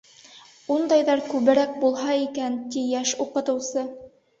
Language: Bashkir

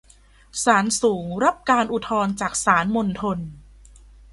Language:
Thai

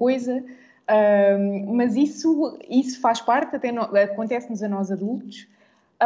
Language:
Portuguese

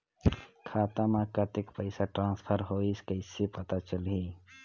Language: Chhattisgarhi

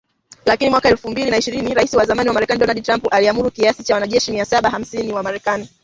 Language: Swahili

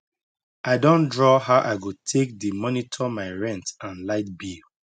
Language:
Nigerian Pidgin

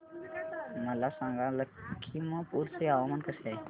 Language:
Marathi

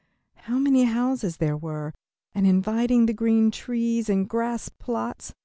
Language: English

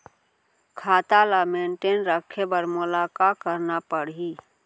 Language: Chhattisgarhi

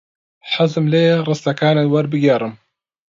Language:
Central Kurdish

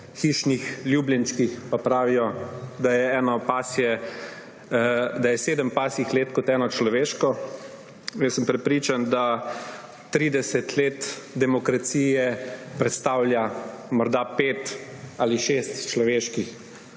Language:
Slovenian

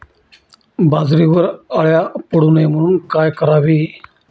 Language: Marathi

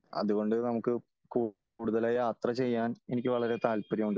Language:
Malayalam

